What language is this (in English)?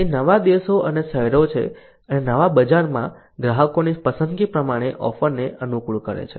Gujarati